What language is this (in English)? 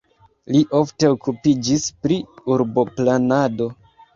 Esperanto